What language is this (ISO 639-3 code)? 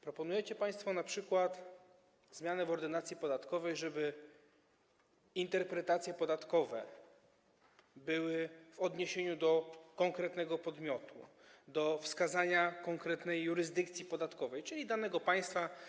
pol